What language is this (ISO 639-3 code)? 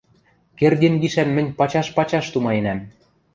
mrj